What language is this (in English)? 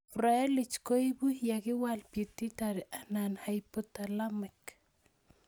Kalenjin